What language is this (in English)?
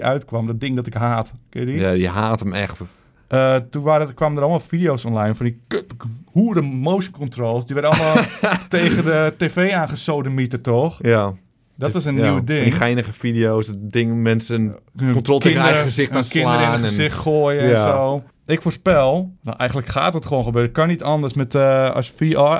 Dutch